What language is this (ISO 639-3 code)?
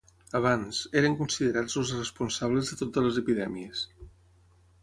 cat